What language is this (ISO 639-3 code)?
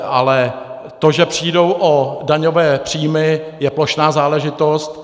ces